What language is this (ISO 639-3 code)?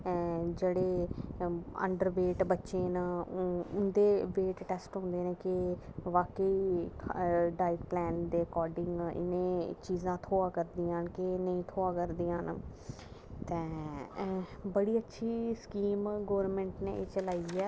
doi